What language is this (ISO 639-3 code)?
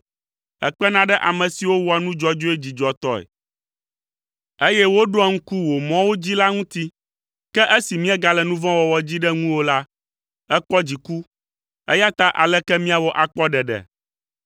ewe